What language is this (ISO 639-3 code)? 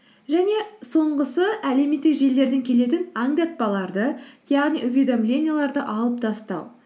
kaz